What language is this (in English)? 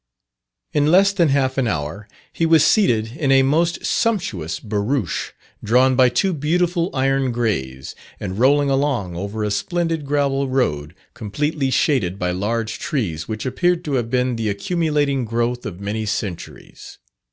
English